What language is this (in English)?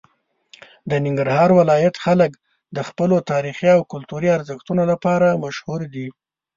Pashto